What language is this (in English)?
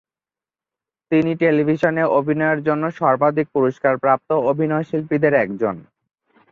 Bangla